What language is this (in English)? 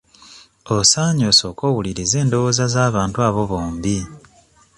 Ganda